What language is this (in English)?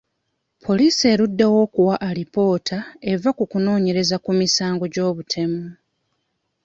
Ganda